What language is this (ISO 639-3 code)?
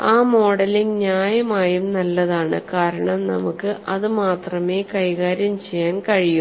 mal